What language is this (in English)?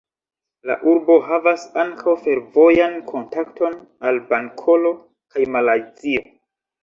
Esperanto